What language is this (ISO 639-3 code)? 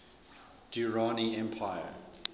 eng